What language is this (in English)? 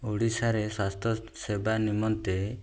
Odia